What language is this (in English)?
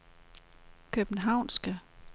Danish